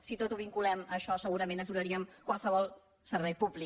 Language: Catalan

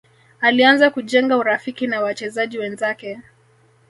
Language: Swahili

